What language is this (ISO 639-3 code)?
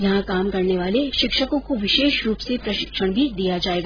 hin